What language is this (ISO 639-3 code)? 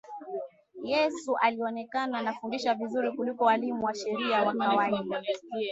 swa